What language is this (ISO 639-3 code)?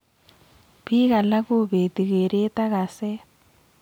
kln